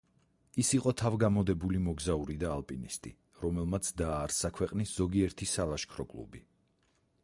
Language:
Georgian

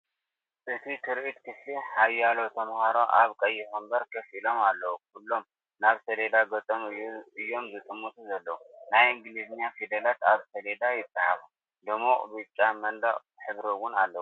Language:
Tigrinya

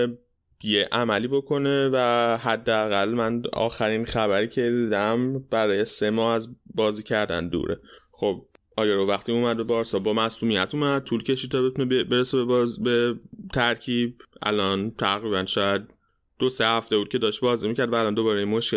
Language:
Persian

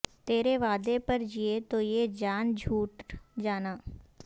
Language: Urdu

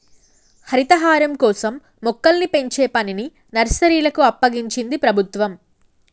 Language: Telugu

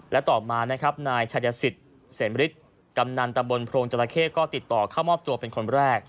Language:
Thai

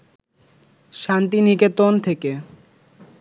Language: Bangla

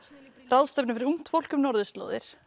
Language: Icelandic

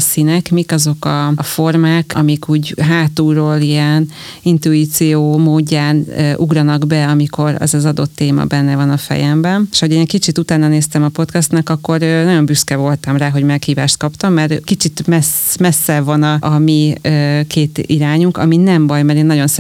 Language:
Hungarian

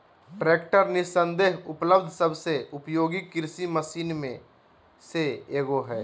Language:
Magahi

